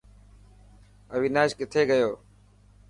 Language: Dhatki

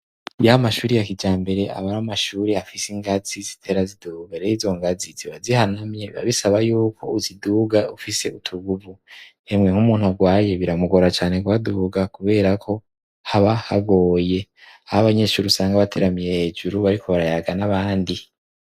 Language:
Rundi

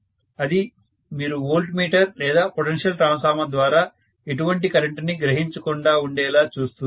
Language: Telugu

